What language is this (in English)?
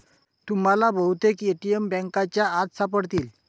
Marathi